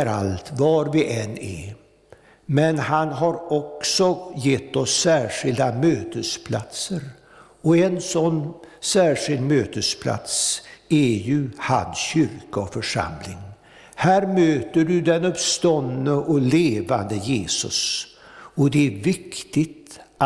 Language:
Swedish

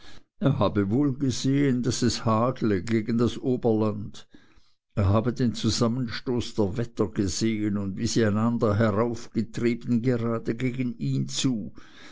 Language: German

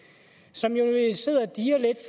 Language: Danish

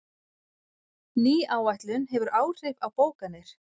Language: Icelandic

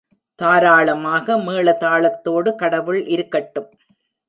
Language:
Tamil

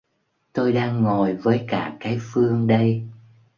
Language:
Vietnamese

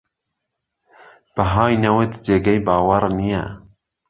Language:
Central Kurdish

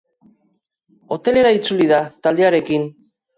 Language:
Basque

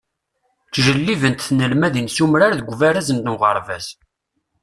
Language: Kabyle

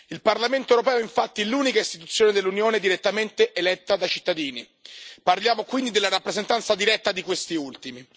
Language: Italian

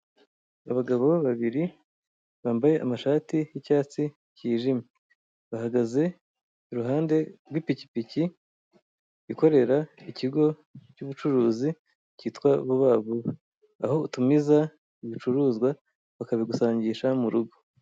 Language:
Kinyarwanda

